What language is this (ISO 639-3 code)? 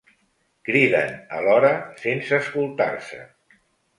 cat